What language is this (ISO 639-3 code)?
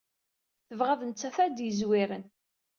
kab